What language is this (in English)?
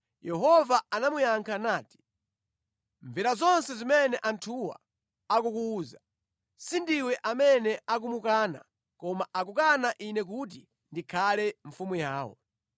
Nyanja